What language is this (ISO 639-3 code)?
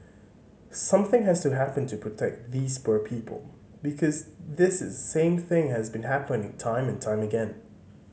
eng